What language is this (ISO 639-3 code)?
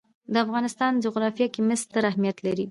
pus